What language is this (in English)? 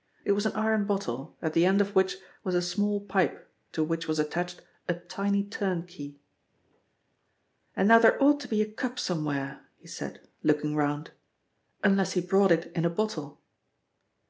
English